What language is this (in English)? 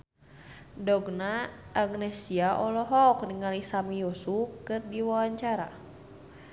Sundanese